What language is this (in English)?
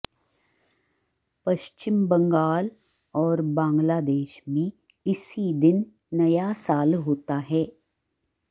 Sanskrit